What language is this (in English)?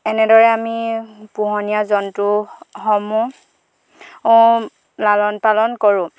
Assamese